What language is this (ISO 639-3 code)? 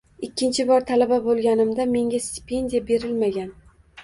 uzb